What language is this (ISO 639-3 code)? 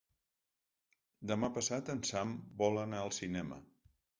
cat